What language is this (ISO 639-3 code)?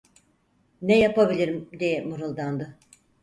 tur